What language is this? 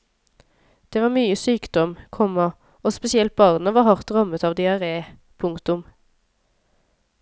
Norwegian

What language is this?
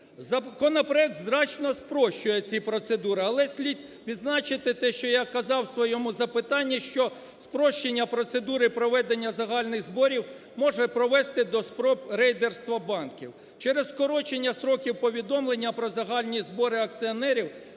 Ukrainian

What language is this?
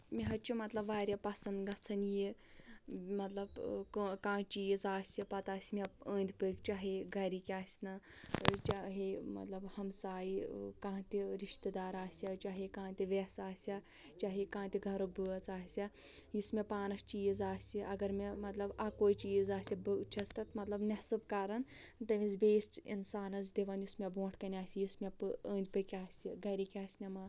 Kashmiri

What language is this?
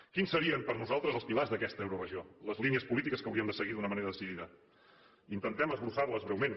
Catalan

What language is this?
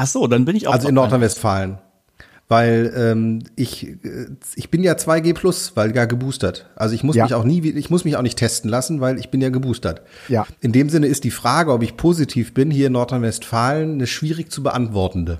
German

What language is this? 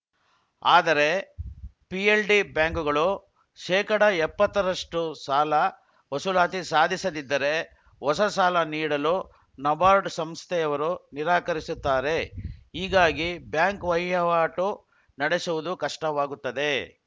Kannada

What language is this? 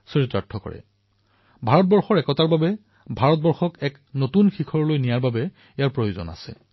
Assamese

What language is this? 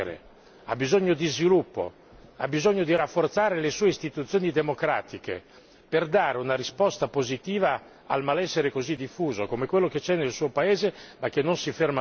Italian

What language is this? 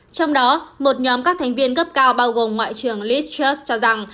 Vietnamese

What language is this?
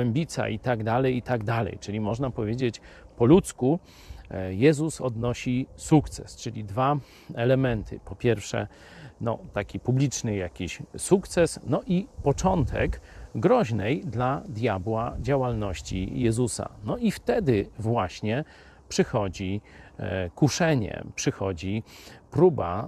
Polish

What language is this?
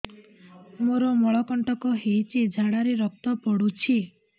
Odia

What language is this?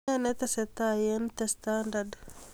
Kalenjin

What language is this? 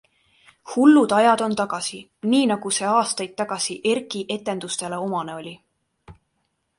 Estonian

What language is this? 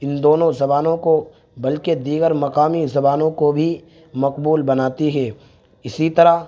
Urdu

